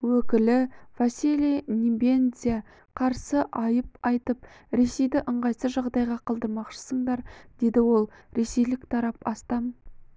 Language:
Kazakh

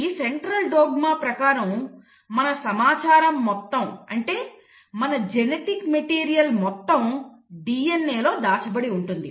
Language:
Telugu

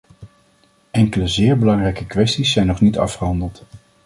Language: Dutch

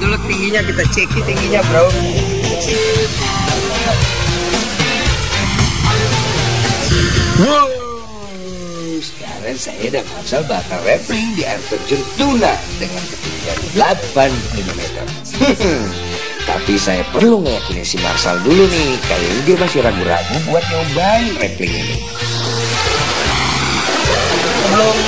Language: Indonesian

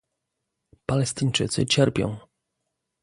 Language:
Polish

